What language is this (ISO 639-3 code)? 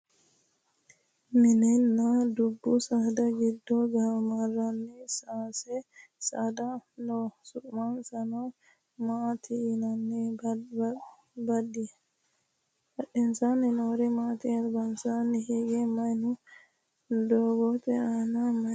sid